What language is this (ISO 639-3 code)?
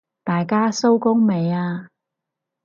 yue